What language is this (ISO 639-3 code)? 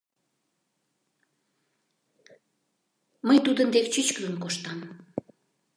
chm